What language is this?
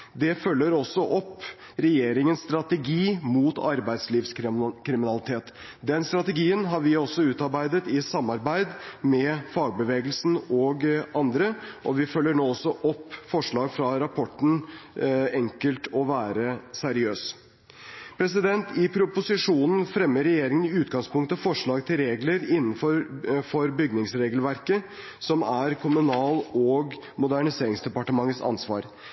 Norwegian Bokmål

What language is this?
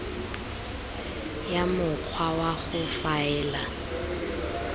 Tswana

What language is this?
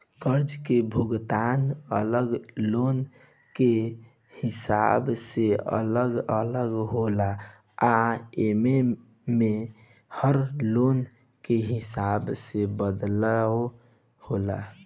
Bhojpuri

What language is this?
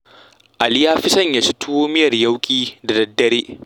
Hausa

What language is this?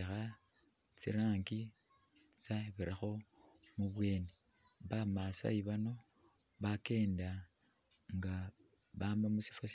Masaaba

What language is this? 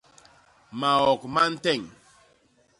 Basaa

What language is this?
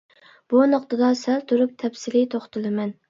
Uyghur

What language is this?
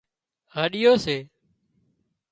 Wadiyara Koli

